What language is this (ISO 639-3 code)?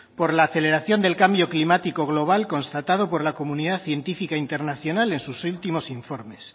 spa